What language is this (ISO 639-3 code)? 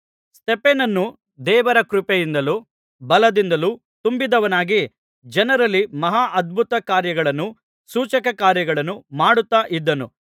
kan